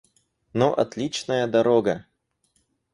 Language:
Russian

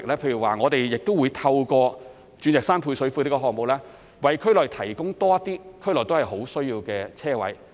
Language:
Cantonese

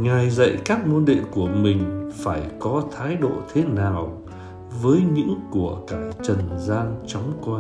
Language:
Vietnamese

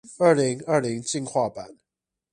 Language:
Chinese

